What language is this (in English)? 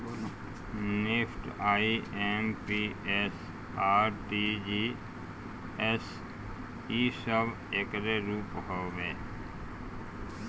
Bhojpuri